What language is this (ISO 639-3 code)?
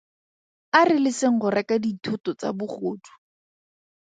tsn